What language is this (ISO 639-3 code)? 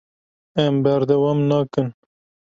kur